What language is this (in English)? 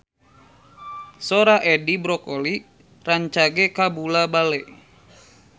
Sundanese